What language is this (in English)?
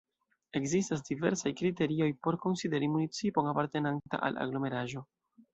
Esperanto